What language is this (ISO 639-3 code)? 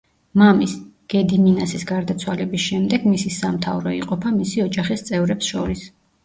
kat